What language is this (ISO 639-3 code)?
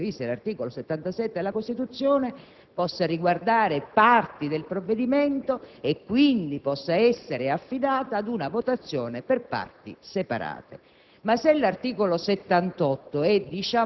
ita